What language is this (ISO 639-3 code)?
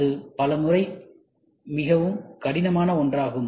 tam